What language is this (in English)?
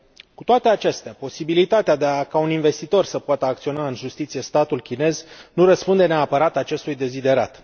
Romanian